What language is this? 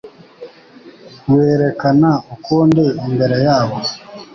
Kinyarwanda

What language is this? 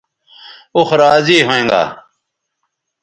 Bateri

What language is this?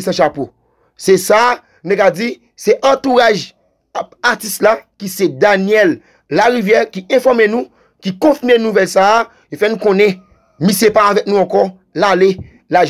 French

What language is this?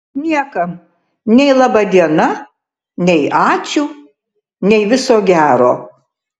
Lithuanian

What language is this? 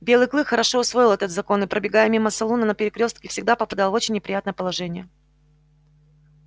Russian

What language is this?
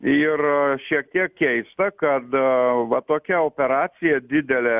Lithuanian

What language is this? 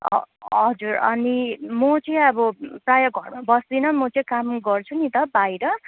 Nepali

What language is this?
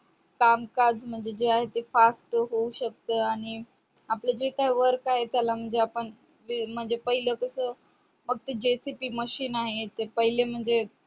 Marathi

